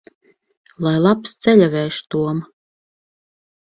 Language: Latvian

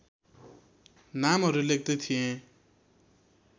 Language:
Nepali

